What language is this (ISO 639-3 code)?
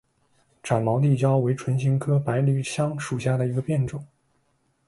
zho